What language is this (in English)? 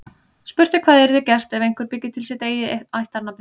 Icelandic